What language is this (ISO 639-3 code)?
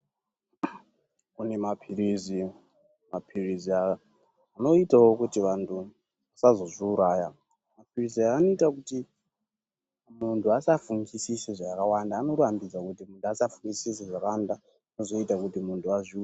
ndc